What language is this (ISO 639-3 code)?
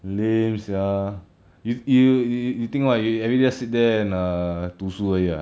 eng